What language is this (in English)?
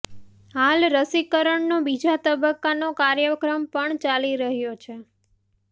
Gujarati